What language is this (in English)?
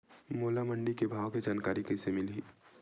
Chhattisgarhi